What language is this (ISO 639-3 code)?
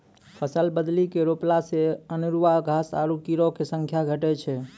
mai